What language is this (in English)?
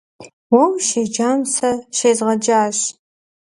Kabardian